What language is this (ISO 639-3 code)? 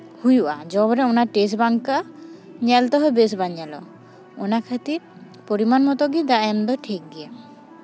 sat